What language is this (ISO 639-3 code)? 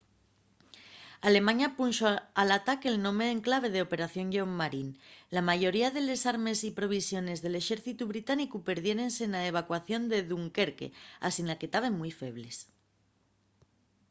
ast